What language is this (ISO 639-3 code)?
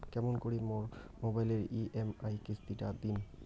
ben